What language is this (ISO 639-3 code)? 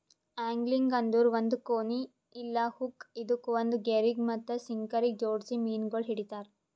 kan